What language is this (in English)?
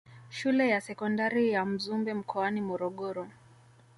Swahili